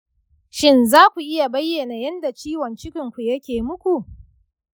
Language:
Hausa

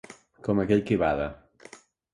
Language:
Catalan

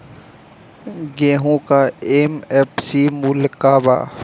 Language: Bhojpuri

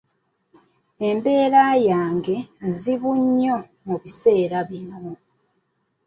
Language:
Ganda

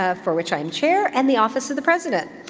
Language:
English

